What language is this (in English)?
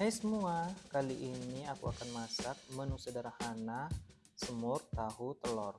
Indonesian